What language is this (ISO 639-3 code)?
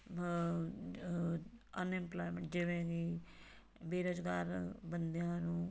pan